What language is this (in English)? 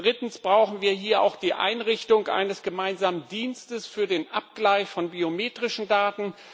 German